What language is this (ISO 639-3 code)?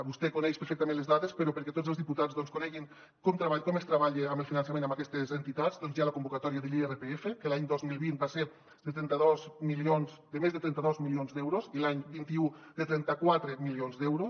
cat